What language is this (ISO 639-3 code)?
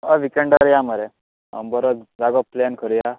kok